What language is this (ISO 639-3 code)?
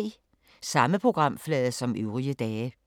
dan